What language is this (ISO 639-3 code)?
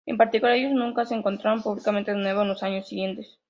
spa